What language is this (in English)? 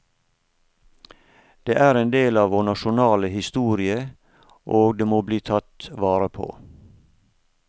Norwegian